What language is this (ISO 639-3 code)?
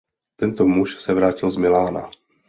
ces